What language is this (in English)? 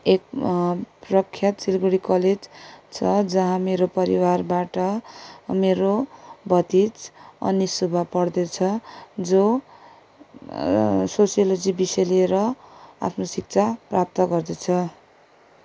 Nepali